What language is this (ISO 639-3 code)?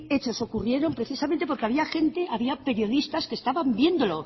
spa